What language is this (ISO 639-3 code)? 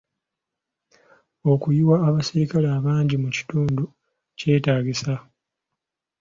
lug